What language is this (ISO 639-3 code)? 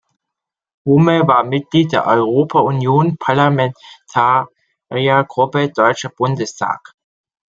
deu